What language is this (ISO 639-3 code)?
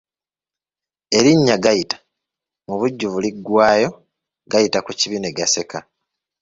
lug